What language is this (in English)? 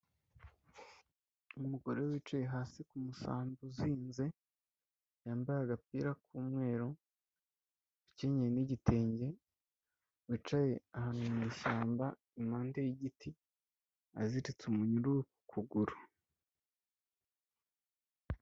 Kinyarwanda